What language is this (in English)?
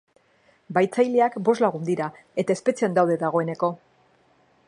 Basque